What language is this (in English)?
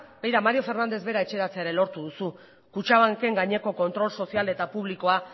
Basque